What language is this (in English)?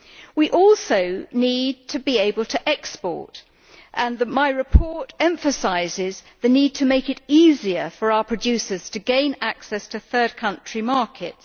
English